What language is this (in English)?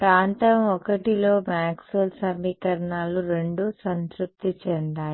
Telugu